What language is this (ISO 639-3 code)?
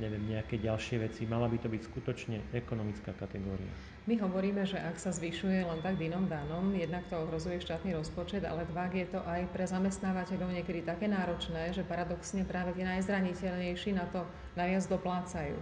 slk